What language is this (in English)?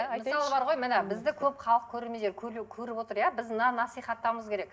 Kazakh